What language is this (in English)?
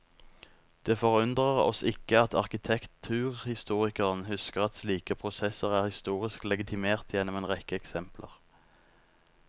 Norwegian